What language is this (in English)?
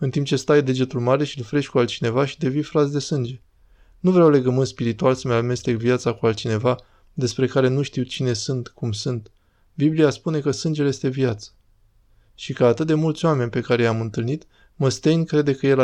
Romanian